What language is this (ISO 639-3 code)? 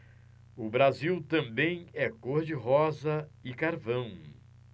por